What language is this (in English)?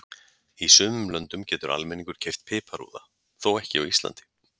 Icelandic